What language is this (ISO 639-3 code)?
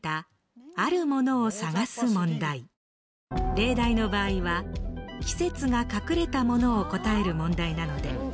jpn